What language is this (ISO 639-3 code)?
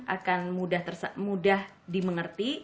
ind